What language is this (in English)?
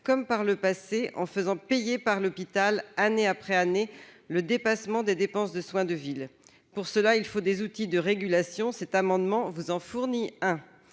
French